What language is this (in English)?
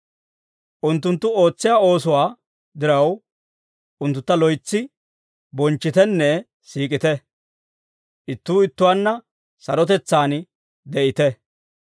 Dawro